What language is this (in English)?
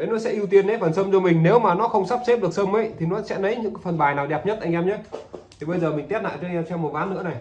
Vietnamese